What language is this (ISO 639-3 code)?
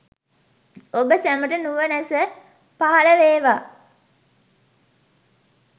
sin